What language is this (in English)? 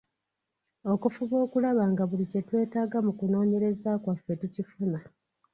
Ganda